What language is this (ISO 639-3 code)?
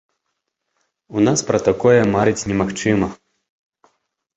bel